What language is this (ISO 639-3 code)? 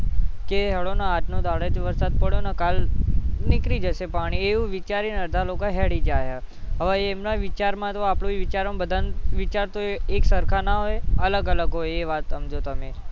guj